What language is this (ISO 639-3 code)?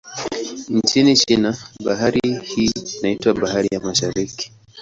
swa